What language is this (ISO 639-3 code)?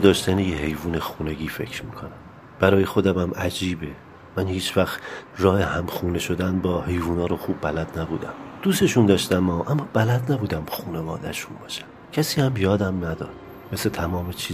fas